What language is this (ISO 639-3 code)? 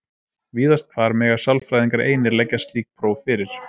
isl